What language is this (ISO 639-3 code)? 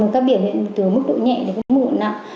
vie